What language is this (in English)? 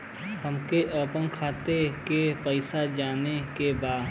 Bhojpuri